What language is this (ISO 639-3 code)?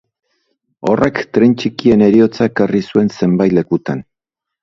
eus